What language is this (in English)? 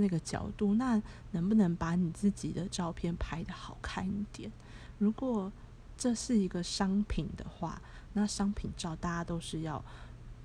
Chinese